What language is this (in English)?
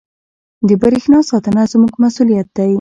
Pashto